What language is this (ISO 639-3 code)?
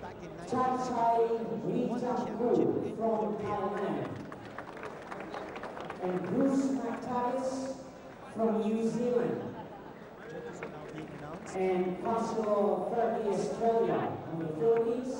eng